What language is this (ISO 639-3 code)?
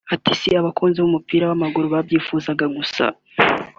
kin